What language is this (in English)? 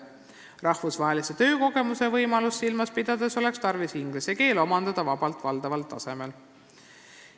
Estonian